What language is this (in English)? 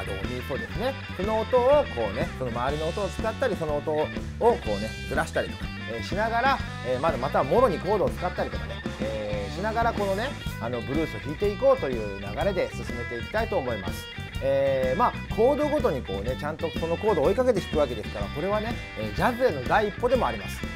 Japanese